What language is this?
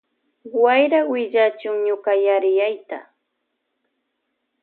Loja Highland Quichua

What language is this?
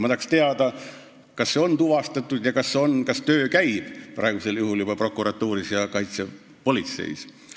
Estonian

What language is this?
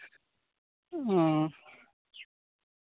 Santali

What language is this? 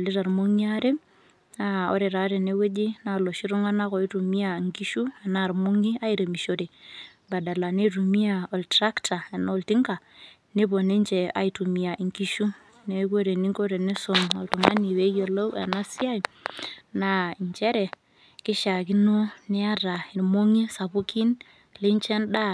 Masai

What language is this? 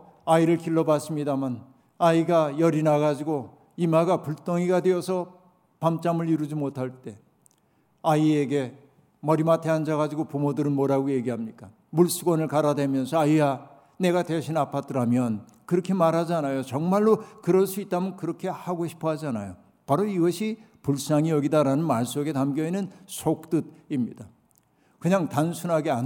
Korean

